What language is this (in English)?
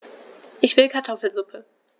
German